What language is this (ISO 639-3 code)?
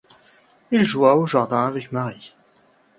fra